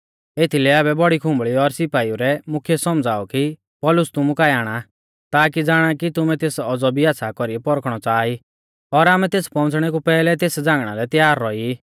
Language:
Mahasu Pahari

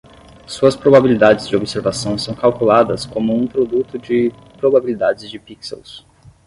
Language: Portuguese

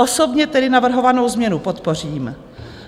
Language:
Czech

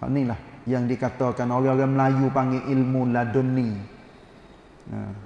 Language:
Malay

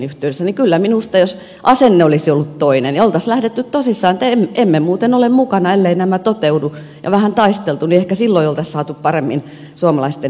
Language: Finnish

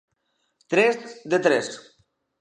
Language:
Galician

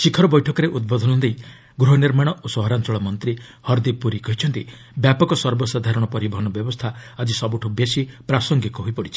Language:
Odia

